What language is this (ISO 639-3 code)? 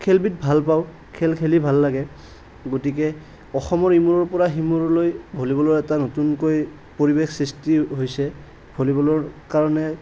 asm